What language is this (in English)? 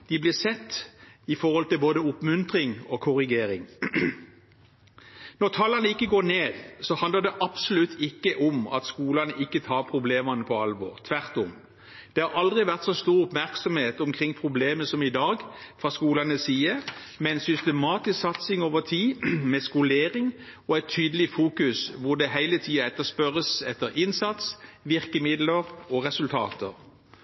Norwegian Bokmål